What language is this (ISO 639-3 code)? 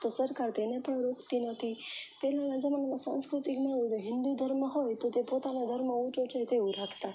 guj